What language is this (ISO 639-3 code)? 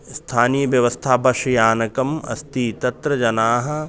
san